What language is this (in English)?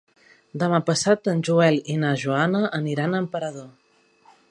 Catalan